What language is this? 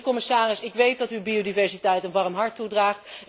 Dutch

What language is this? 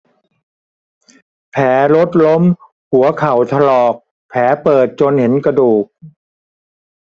Thai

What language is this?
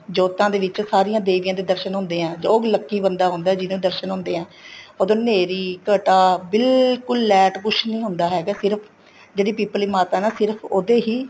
Punjabi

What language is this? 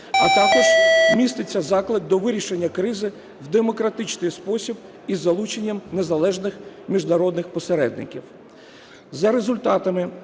Ukrainian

